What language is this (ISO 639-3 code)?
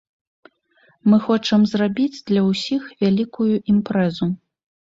bel